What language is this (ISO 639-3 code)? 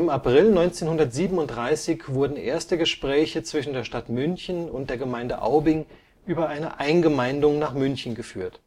deu